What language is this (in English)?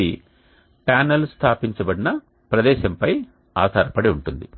Telugu